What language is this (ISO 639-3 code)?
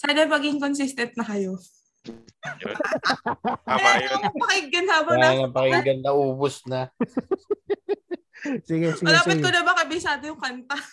fil